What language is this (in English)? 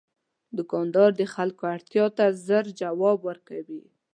Pashto